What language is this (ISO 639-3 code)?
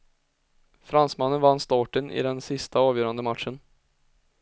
swe